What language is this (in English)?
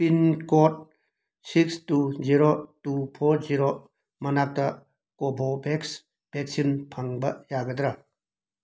Manipuri